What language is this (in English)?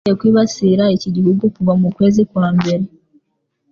Kinyarwanda